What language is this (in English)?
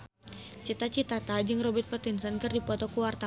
Sundanese